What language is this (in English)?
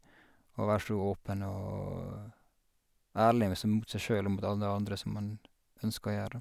Norwegian